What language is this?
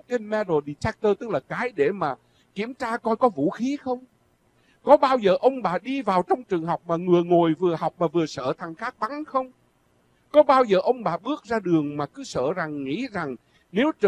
Vietnamese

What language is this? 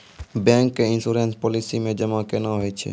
Maithili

